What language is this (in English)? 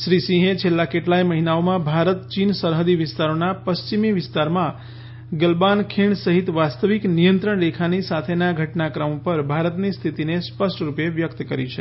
Gujarati